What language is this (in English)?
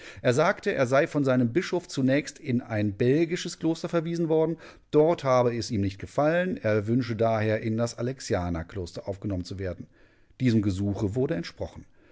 German